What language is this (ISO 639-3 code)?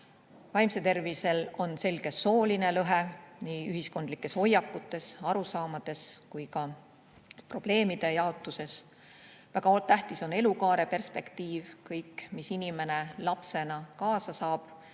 est